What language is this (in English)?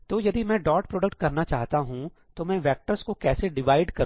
Hindi